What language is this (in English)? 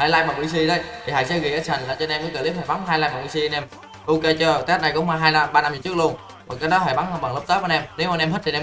Vietnamese